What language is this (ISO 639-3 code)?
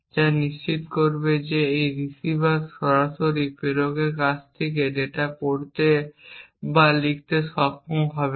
ben